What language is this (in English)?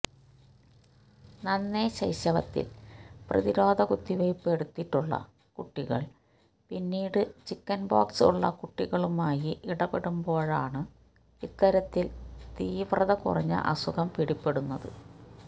Malayalam